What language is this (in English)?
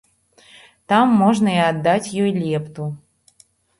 Belarusian